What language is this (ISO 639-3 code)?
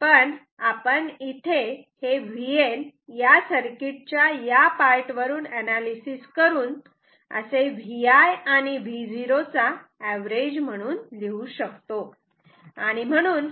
mar